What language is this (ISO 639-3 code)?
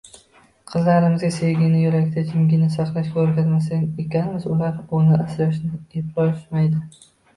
uzb